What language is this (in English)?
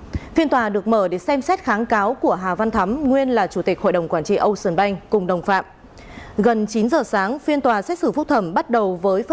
Vietnamese